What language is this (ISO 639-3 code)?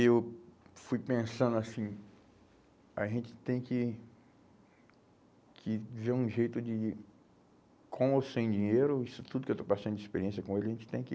por